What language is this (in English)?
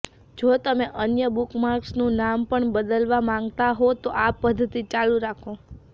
Gujarati